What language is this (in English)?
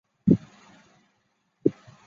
Chinese